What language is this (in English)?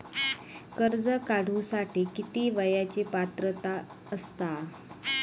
Marathi